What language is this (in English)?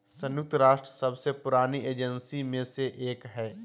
Magahi